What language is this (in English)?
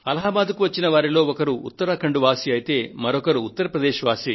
Telugu